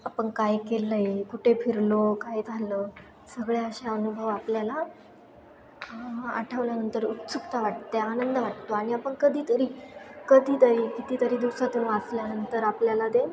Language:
Marathi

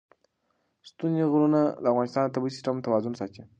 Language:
Pashto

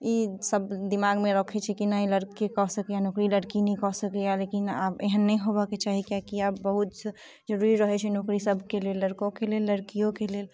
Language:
Maithili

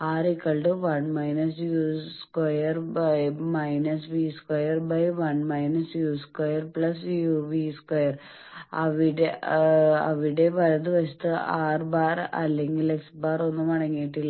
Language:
Malayalam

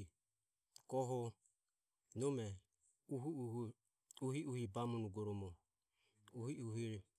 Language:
Ömie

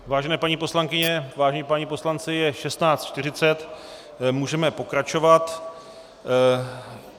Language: Czech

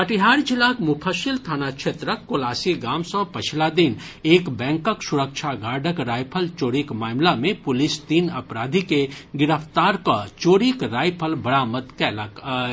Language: Maithili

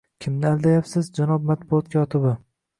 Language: Uzbek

